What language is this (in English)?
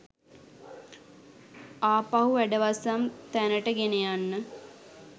Sinhala